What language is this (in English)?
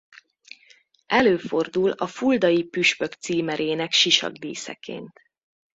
Hungarian